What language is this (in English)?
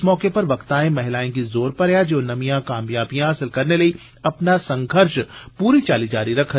Dogri